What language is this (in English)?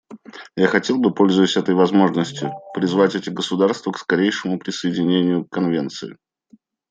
Russian